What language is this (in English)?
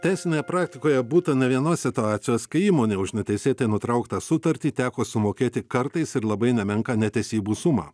Lithuanian